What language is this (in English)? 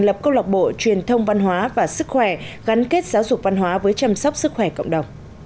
Vietnamese